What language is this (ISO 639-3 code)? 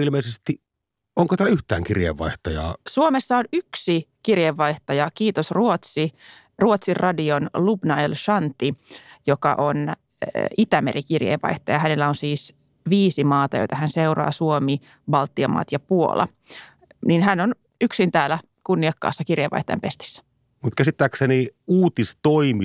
fin